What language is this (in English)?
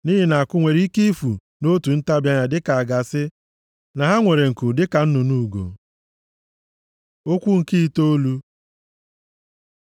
Igbo